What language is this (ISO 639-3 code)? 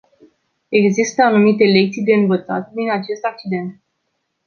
ron